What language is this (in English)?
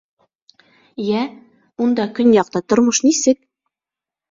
Bashkir